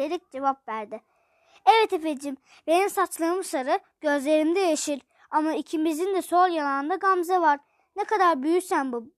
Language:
Turkish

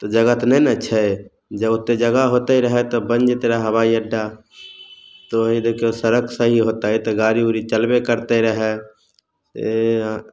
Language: Maithili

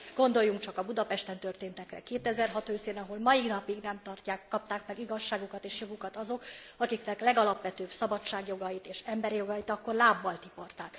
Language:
Hungarian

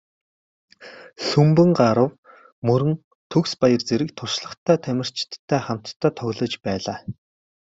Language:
Mongolian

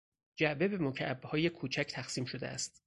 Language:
Persian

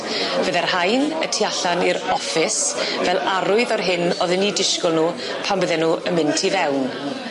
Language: Welsh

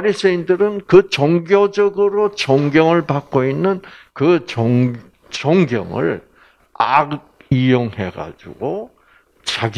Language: Korean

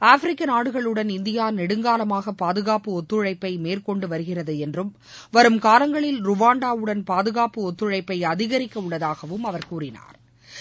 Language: Tamil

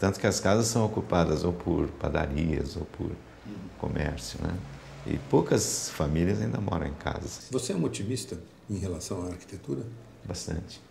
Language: Portuguese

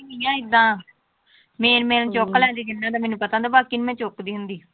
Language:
Punjabi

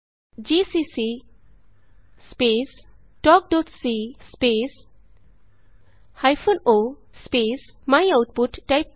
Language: Punjabi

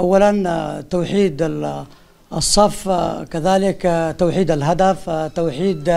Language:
Arabic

